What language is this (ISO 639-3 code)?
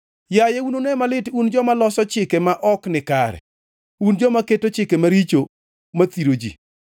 luo